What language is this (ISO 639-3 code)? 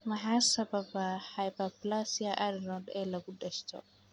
som